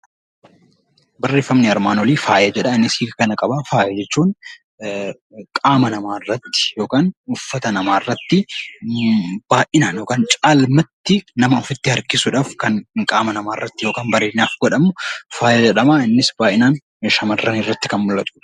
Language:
Oromo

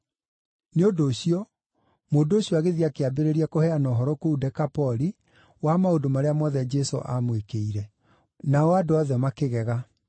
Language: Kikuyu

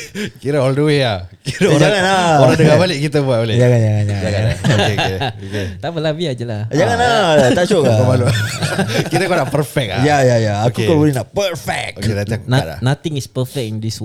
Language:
Malay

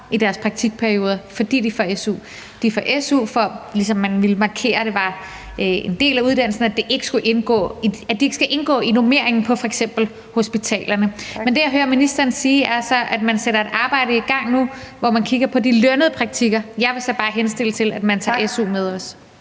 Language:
Danish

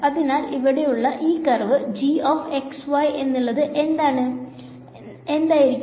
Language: Malayalam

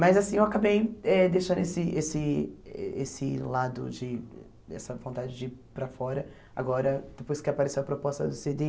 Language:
Portuguese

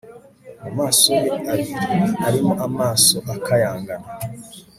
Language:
Kinyarwanda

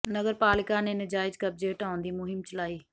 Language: Punjabi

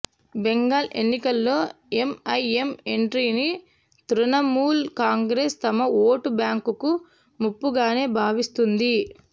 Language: Telugu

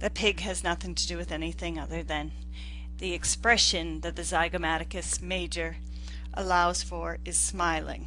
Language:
English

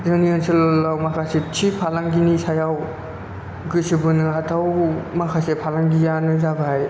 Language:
Bodo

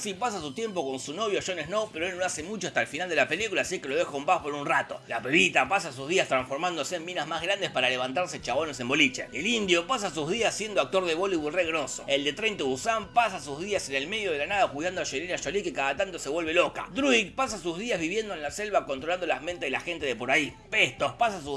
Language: Spanish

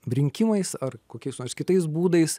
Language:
Lithuanian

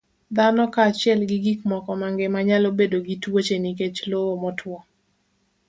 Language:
Luo (Kenya and Tanzania)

